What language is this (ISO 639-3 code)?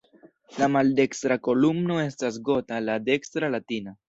epo